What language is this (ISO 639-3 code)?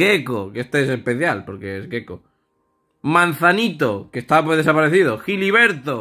spa